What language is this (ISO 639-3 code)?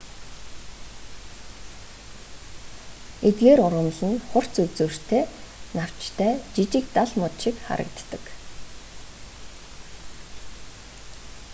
mon